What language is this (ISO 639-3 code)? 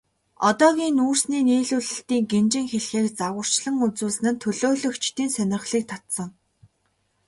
mon